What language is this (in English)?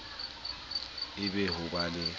Southern Sotho